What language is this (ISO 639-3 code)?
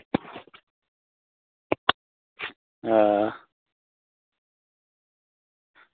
doi